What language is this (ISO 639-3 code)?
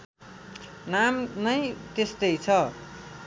nep